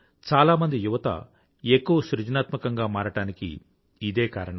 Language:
Telugu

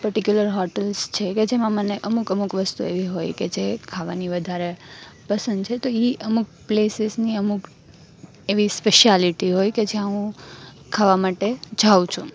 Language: Gujarati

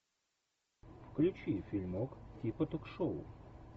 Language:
Russian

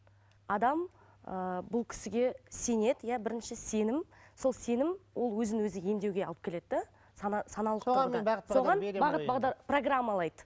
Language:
Kazakh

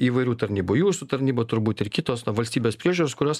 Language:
Lithuanian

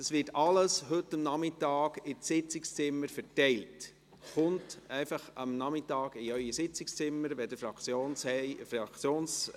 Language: Swiss German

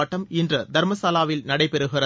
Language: Tamil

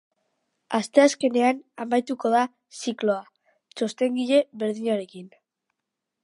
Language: Basque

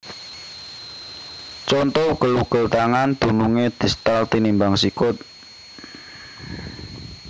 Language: Javanese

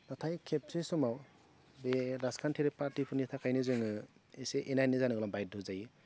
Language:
Bodo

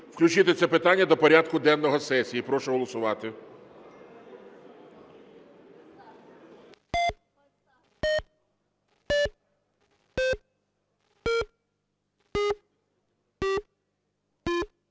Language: Ukrainian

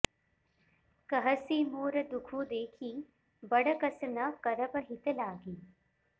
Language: Sanskrit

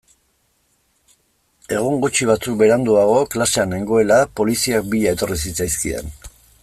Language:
Basque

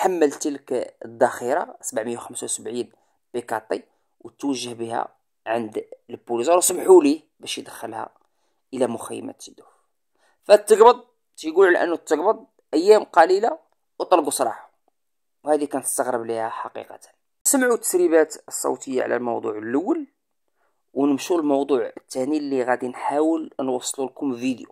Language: Arabic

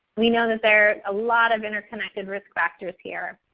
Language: English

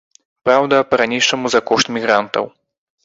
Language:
Belarusian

